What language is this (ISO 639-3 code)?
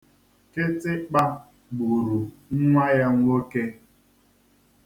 ibo